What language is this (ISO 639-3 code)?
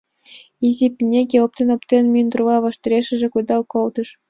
chm